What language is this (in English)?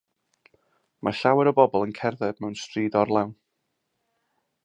Welsh